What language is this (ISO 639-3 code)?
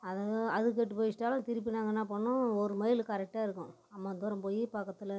tam